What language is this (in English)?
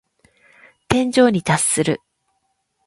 Japanese